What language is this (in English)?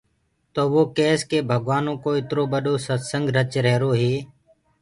Gurgula